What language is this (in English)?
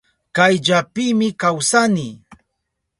Southern Pastaza Quechua